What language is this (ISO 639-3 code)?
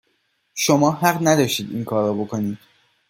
fas